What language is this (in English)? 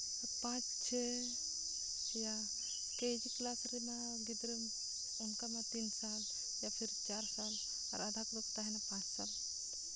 Santali